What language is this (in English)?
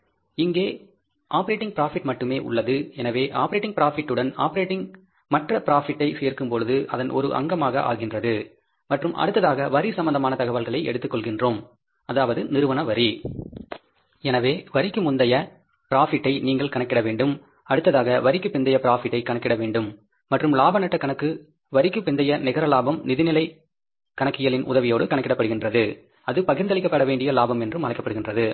Tamil